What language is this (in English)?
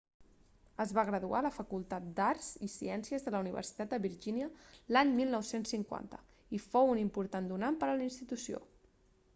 Catalan